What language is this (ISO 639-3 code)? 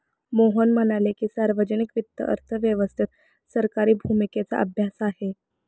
mar